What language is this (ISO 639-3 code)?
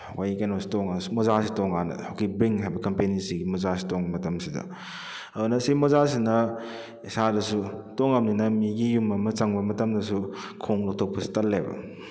mni